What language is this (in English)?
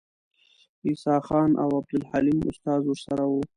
Pashto